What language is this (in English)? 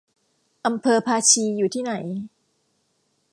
Thai